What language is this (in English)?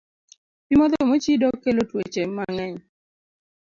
Luo (Kenya and Tanzania)